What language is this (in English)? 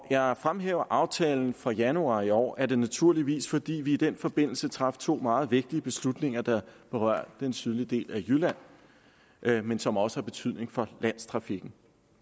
Danish